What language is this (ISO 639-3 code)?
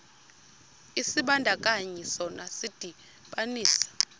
xho